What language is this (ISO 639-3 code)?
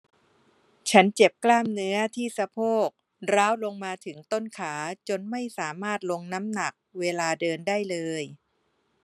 tha